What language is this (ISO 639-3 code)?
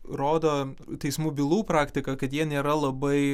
lit